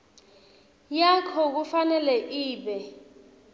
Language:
Swati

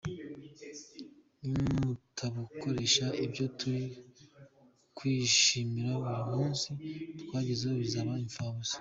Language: Kinyarwanda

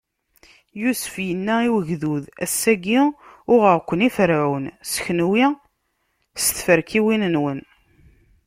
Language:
Kabyle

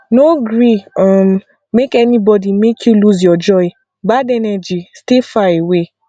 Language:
Nigerian Pidgin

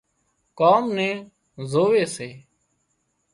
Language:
Wadiyara Koli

